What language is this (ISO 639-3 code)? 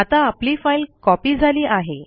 mar